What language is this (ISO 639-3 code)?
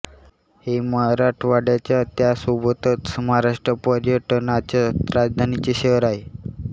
mar